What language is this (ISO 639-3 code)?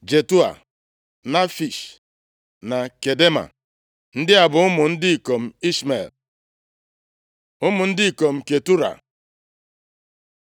ibo